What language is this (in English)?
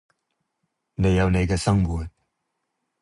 Cantonese